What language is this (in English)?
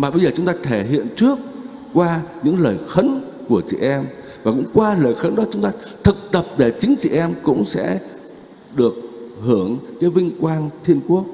Vietnamese